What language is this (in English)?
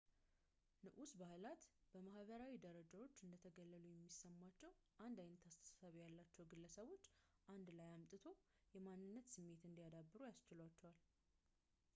Amharic